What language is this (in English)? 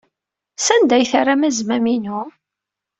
Kabyle